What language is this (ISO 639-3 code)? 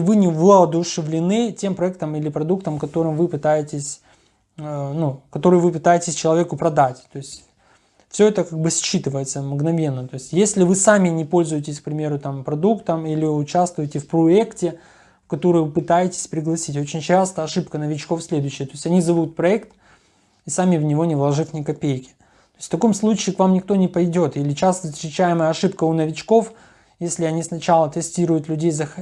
rus